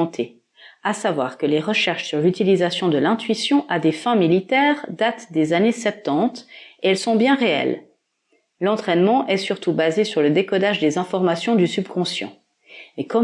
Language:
French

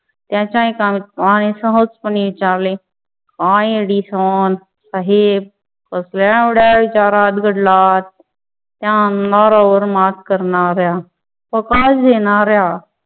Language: Marathi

